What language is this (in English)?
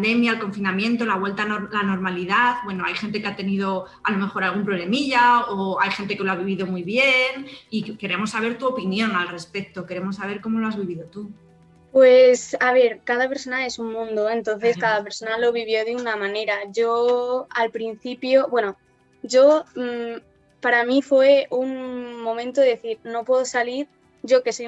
Spanish